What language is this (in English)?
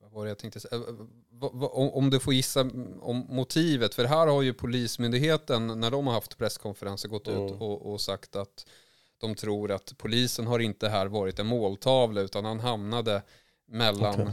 Swedish